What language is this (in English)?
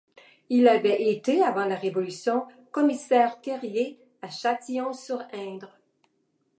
French